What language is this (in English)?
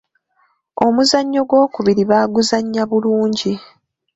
Ganda